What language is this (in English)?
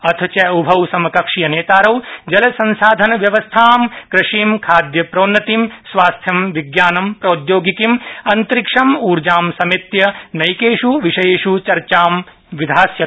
Sanskrit